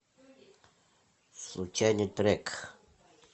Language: Russian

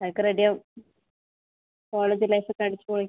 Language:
Malayalam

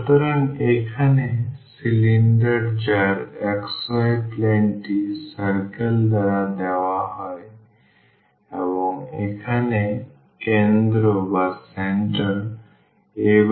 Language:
Bangla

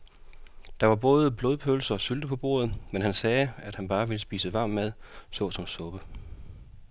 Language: Danish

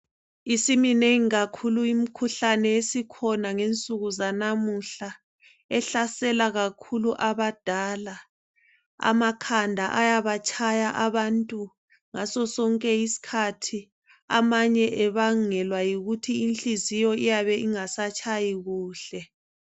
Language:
North Ndebele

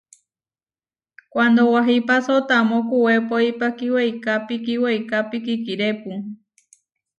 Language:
Huarijio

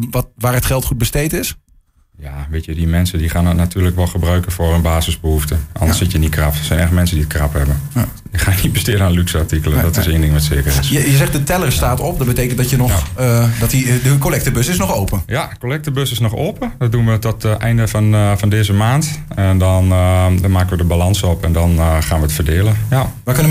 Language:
Dutch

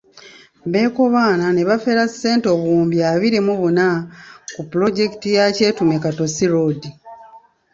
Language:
Ganda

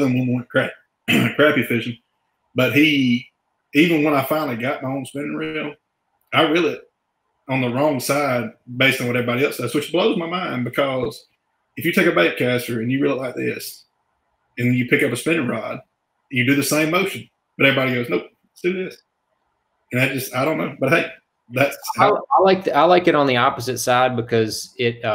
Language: English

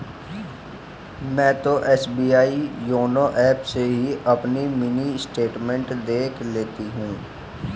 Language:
Hindi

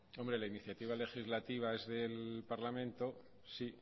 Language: Spanish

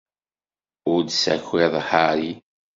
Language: Kabyle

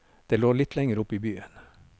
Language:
Norwegian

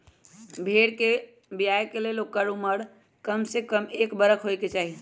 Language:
Magahi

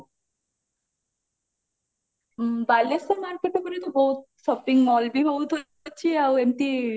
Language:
Odia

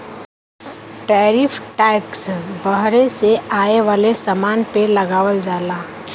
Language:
Bhojpuri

